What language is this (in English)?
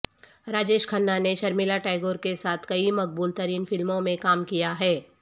Urdu